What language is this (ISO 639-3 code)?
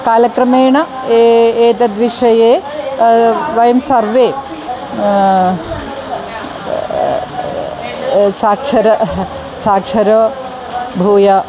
san